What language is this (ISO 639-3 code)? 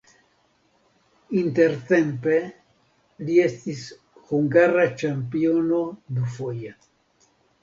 epo